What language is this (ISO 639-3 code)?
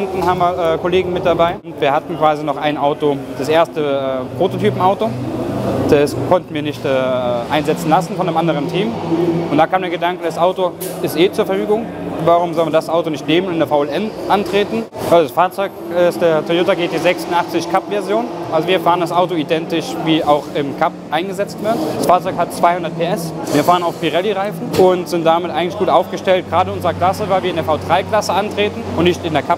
deu